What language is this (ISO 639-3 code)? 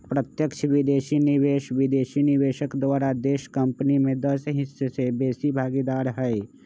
mag